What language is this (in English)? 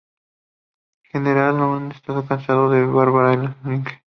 Spanish